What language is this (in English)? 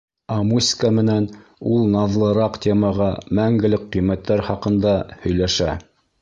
Bashkir